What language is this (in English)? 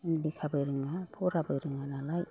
Bodo